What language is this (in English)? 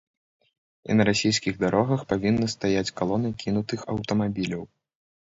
Belarusian